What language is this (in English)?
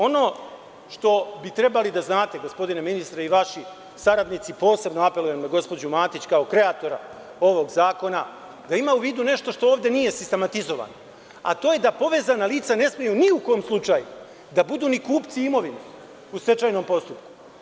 Serbian